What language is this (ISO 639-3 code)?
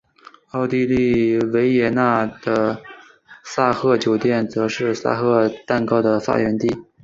zho